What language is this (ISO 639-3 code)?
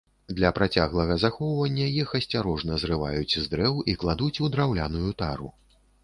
bel